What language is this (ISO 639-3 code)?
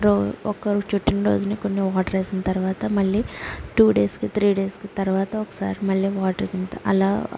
tel